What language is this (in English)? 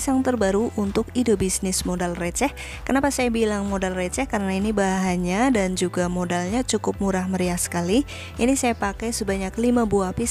Indonesian